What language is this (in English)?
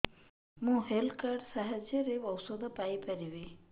Odia